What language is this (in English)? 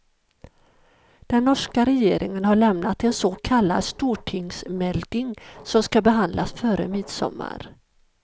Swedish